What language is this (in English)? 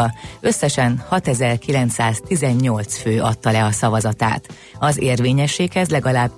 Hungarian